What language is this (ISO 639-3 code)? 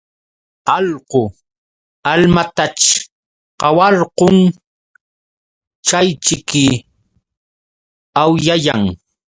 qux